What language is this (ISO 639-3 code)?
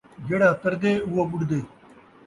skr